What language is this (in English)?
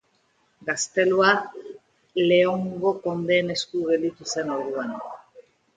Basque